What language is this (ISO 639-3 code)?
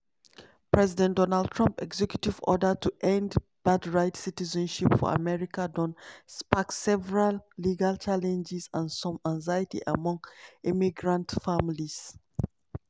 pcm